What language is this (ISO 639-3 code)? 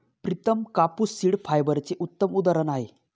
mar